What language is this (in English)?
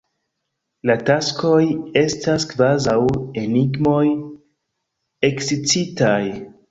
Esperanto